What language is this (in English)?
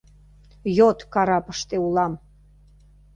Mari